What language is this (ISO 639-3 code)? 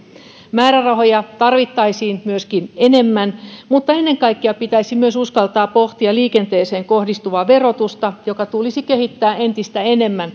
fin